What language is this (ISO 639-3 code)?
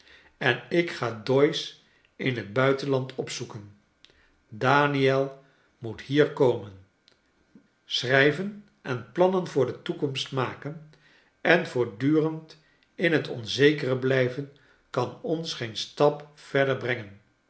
nld